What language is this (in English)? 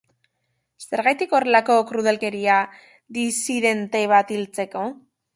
Basque